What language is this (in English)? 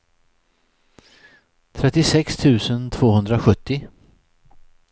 Swedish